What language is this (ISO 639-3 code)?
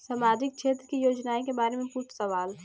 bho